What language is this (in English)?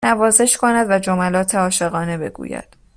Persian